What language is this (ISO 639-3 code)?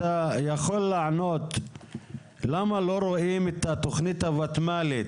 heb